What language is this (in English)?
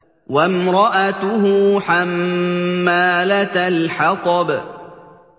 Arabic